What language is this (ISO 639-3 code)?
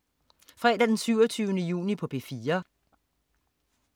dan